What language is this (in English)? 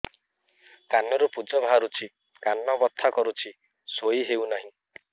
Odia